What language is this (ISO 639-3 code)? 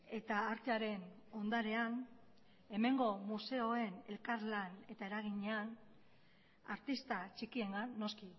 eus